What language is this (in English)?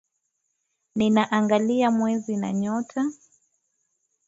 Swahili